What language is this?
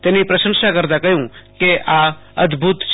Gujarati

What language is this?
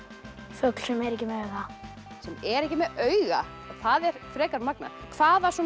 Icelandic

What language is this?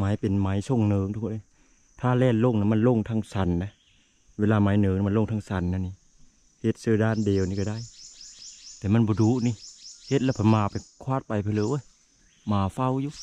Thai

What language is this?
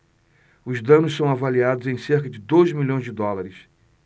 Portuguese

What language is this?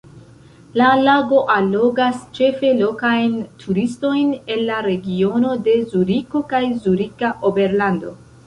Esperanto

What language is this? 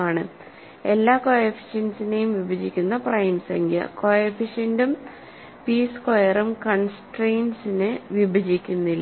Malayalam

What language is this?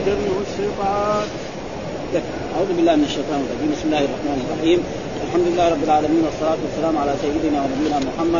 Arabic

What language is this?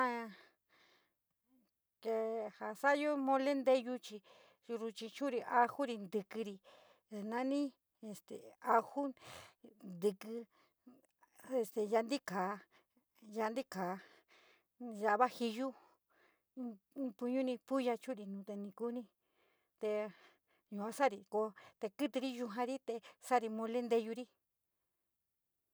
San Miguel El Grande Mixtec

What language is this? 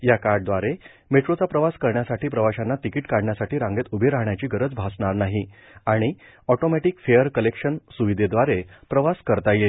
Marathi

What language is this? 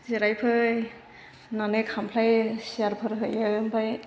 Bodo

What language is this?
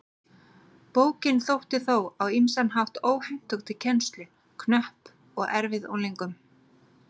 Icelandic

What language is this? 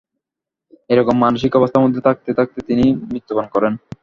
Bangla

